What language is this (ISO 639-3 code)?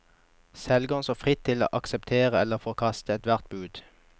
nor